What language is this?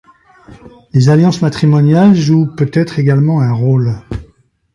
French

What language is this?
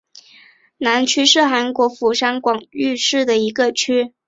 Chinese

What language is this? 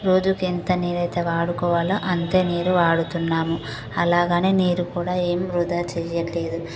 Telugu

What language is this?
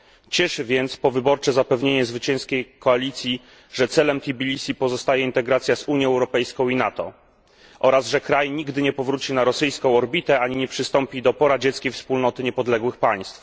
Polish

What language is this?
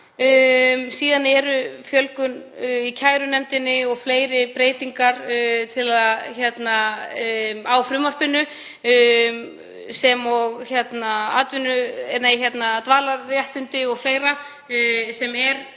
Icelandic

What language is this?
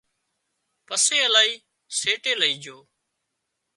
Wadiyara Koli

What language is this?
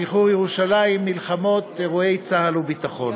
Hebrew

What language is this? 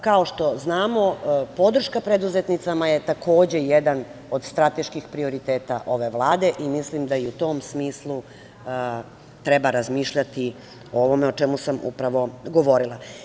Serbian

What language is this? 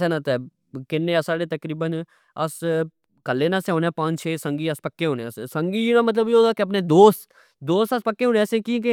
Pahari-Potwari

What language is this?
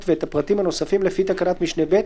Hebrew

